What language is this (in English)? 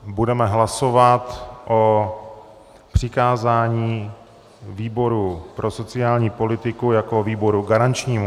Czech